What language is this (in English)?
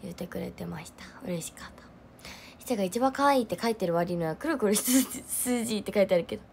Japanese